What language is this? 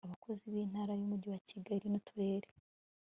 Kinyarwanda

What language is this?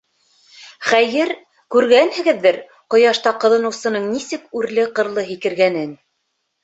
Bashkir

